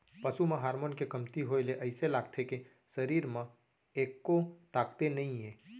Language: Chhattisgarhi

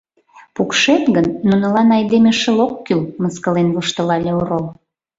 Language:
Mari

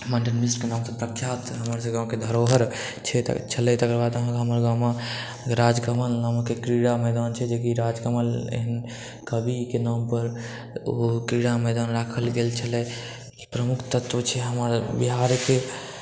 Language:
Maithili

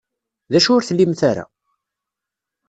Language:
Kabyle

